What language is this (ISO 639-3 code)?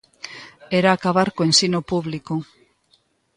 glg